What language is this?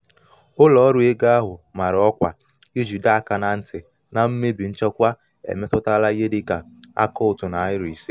Igbo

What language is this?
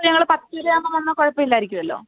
Malayalam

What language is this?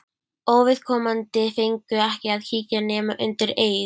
Icelandic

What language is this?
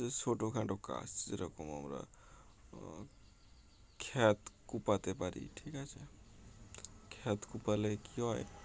Bangla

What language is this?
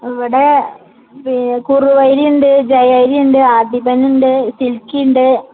Malayalam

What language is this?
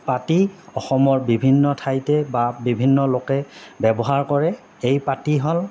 Assamese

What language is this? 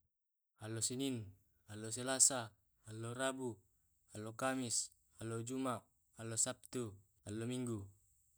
Tae'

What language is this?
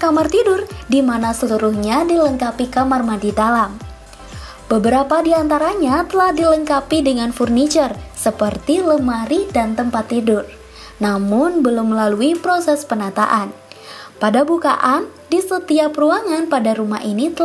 Indonesian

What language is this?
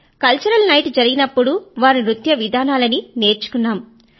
Telugu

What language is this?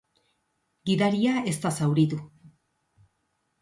Basque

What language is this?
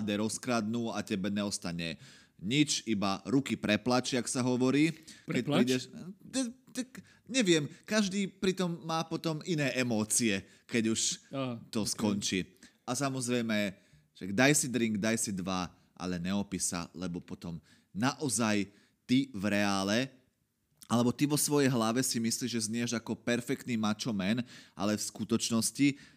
Slovak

